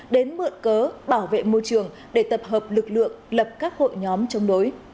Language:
Vietnamese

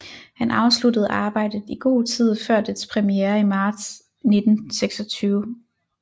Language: Danish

